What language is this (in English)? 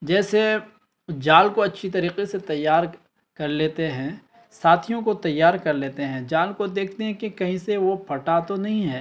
Urdu